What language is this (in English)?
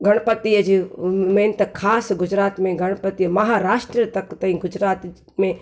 Sindhi